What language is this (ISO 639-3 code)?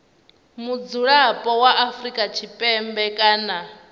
ven